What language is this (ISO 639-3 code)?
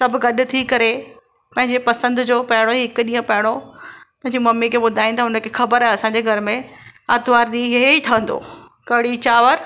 snd